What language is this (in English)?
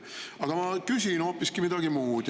Estonian